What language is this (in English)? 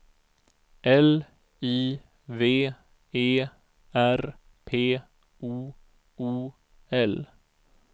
Swedish